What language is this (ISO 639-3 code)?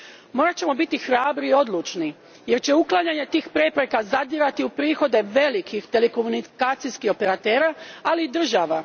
hrv